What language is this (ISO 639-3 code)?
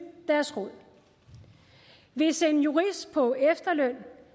dan